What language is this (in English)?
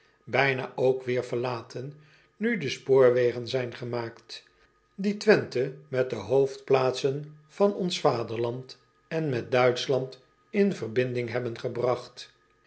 Dutch